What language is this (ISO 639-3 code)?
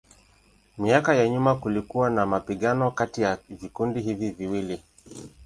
swa